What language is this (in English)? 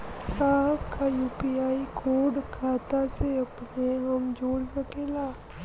Bhojpuri